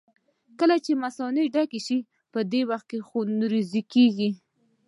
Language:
Pashto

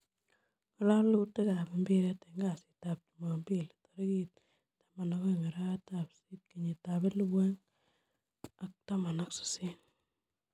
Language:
Kalenjin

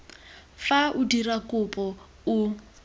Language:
Tswana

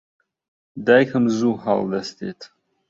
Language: Central Kurdish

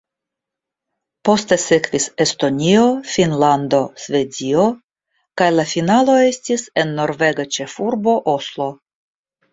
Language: Esperanto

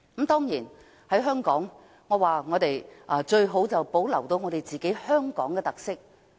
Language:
Cantonese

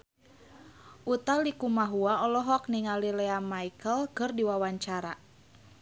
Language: Sundanese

